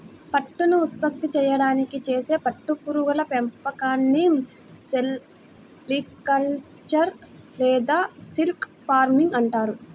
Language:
Telugu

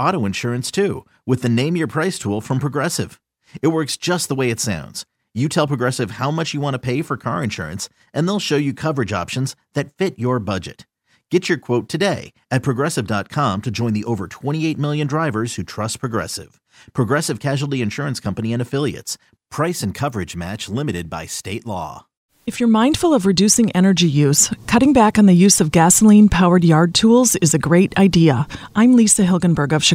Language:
English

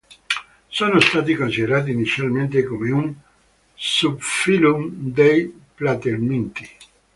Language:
Italian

